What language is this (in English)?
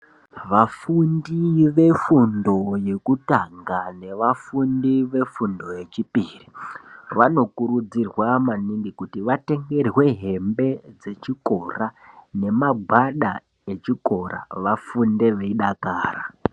Ndau